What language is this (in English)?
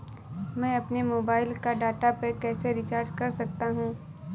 Hindi